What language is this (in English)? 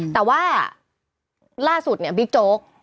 Thai